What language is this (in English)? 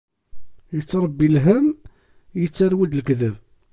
Kabyle